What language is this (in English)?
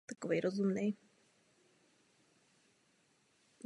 Czech